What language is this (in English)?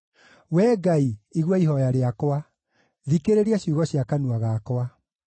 Kikuyu